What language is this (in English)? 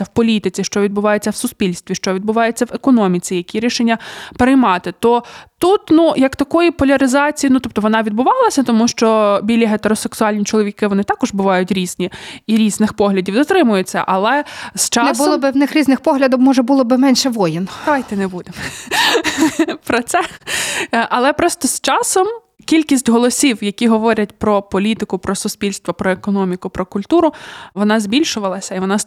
Ukrainian